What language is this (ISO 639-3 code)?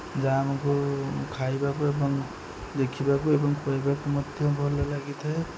ori